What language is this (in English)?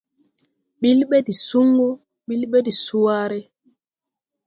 Tupuri